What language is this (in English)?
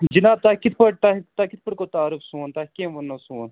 Kashmiri